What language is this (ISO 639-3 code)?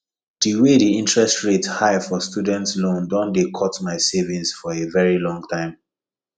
pcm